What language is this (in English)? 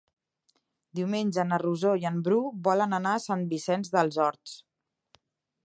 Catalan